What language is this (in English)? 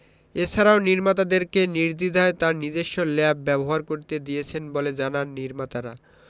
Bangla